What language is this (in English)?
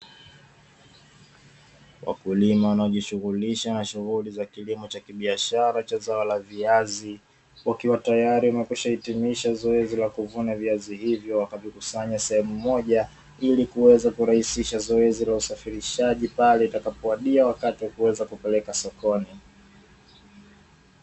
Swahili